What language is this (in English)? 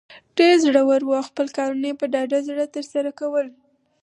Pashto